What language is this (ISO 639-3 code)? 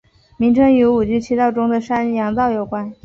zho